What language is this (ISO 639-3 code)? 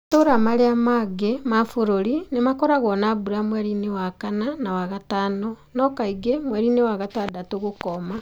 kik